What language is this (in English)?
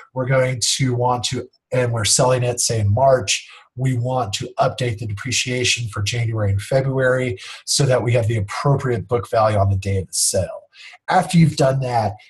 English